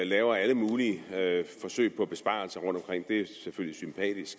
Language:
Danish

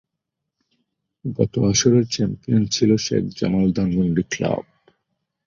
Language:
Bangla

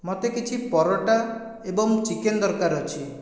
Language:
Odia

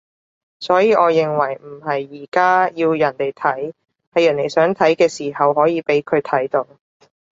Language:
Cantonese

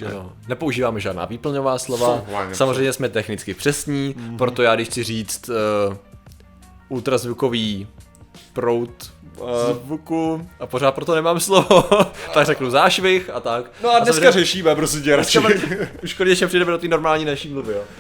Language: Czech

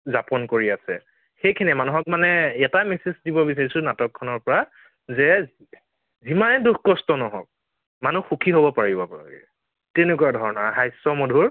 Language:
Assamese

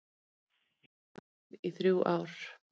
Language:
Icelandic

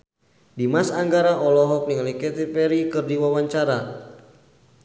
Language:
Sundanese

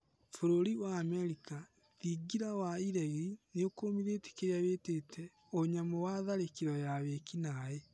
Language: Kikuyu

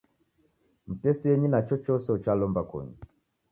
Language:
Taita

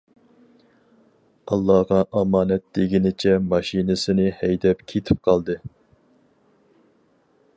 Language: Uyghur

